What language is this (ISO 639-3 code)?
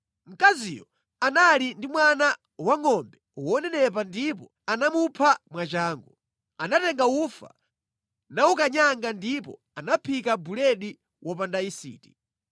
nya